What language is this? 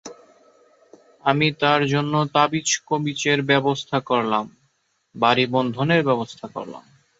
Bangla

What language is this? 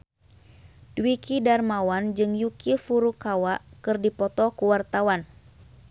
Sundanese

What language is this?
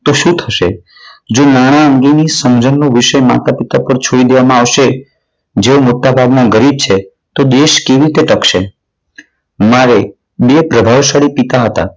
Gujarati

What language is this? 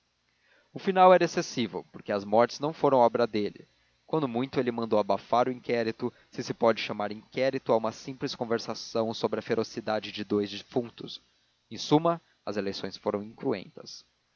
Portuguese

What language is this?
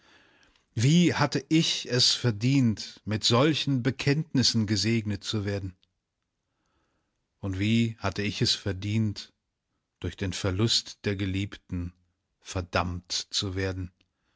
German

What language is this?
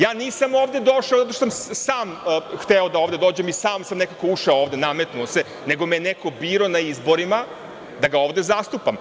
Serbian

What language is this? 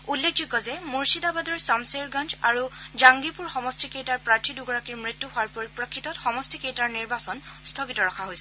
Assamese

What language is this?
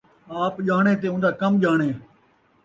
Saraiki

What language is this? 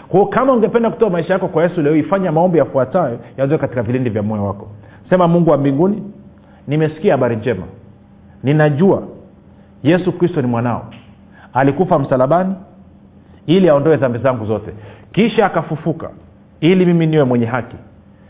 Swahili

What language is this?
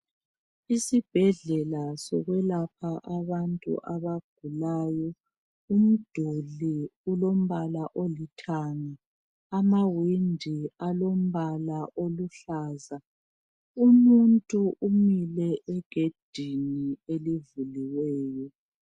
North Ndebele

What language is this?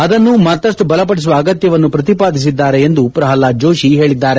Kannada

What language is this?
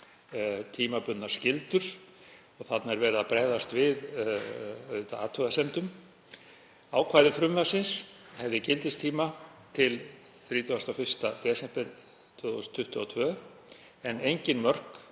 Icelandic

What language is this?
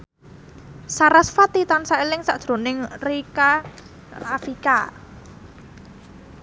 Javanese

